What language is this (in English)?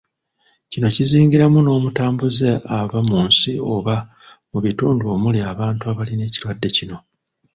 Ganda